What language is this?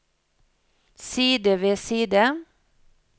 Norwegian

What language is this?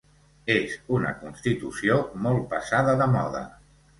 Catalan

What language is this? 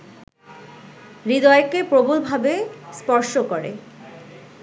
Bangla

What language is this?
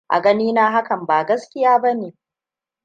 Hausa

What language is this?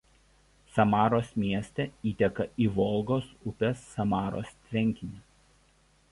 Lithuanian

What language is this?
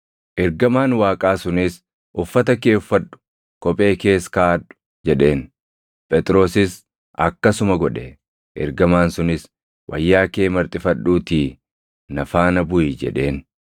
Oromo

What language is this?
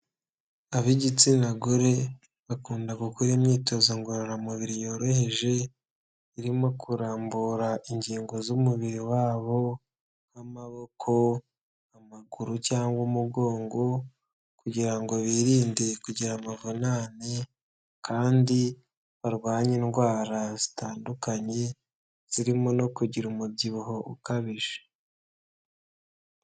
Kinyarwanda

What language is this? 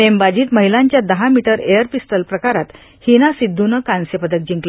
Marathi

